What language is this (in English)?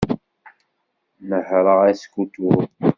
Kabyle